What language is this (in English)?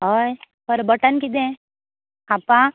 Konkani